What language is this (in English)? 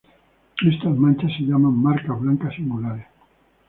Spanish